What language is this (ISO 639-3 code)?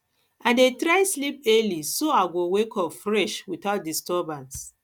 pcm